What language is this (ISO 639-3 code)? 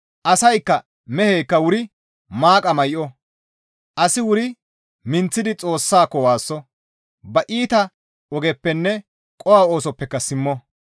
gmv